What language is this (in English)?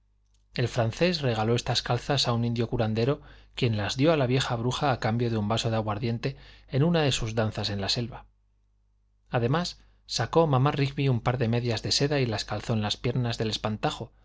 Spanish